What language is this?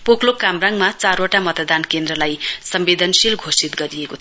Nepali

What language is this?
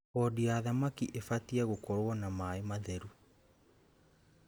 Kikuyu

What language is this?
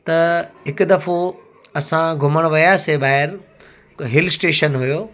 Sindhi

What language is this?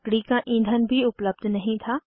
Hindi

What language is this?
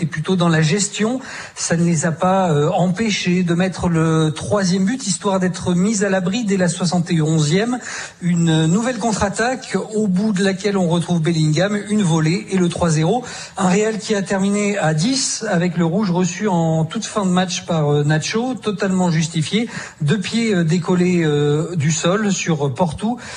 French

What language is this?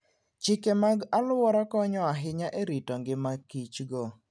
Luo (Kenya and Tanzania)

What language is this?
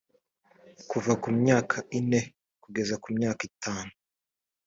Kinyarwanda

